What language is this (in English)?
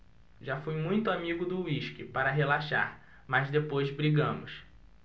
Portuguese